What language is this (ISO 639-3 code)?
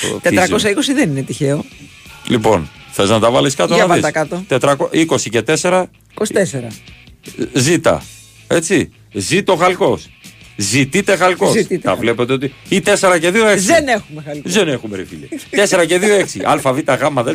ell